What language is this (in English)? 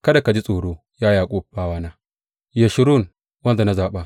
Hausa